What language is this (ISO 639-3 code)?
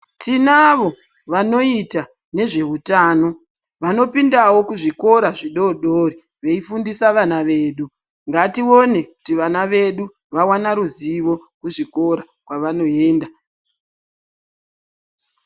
ndc